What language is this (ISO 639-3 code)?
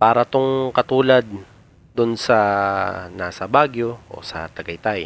fil